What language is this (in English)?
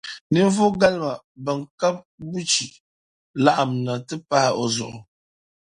Dagbani